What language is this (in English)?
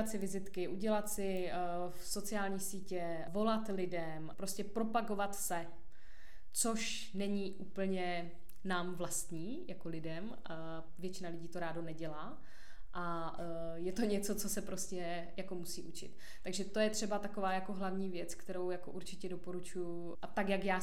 Czech